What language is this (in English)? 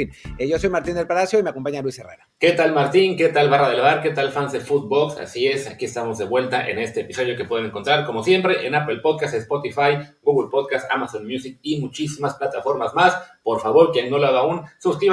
Spanish